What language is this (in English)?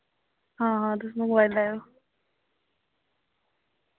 Dogri